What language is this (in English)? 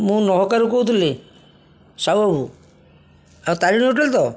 Odia